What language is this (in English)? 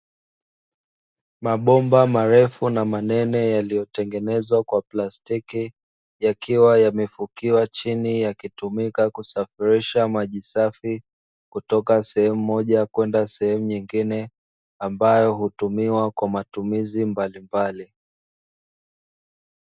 Swahili